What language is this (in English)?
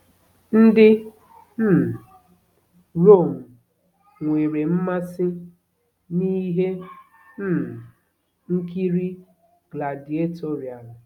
Igbo